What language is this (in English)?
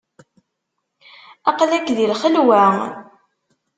Kabyle